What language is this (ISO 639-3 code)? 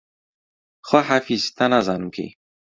ckb